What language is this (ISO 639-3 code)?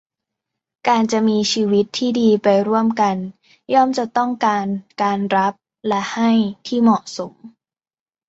tha